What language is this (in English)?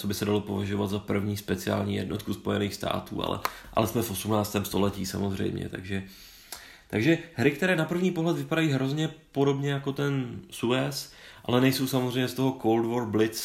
Czech